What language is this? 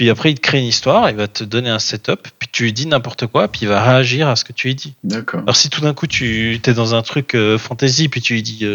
French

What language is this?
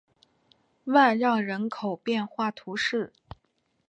Chinese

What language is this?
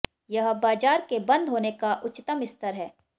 Hindi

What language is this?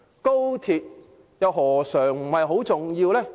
Cantonese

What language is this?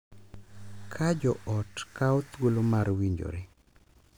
Luo (Kenya and Tanzania)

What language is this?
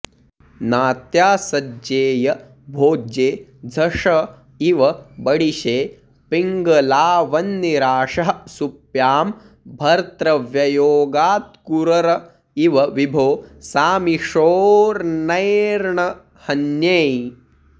Sanskrit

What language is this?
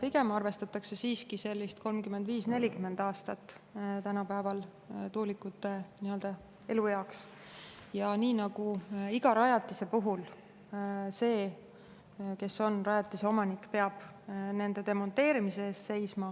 Estonian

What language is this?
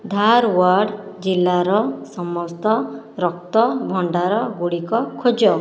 Odia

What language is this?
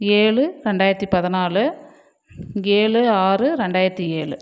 Tamil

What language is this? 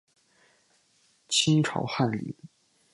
Chinese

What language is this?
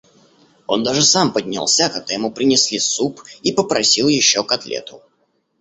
Russian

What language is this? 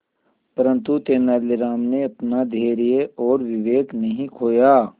Hindi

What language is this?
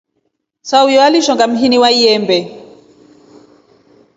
Rombo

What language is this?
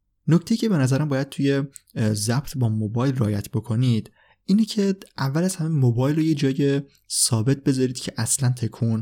Persian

